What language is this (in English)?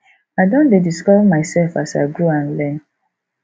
Nigerian Pidgin